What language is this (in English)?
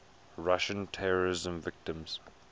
English